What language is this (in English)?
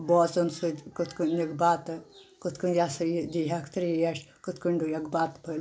Kashmiri